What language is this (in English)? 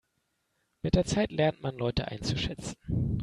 German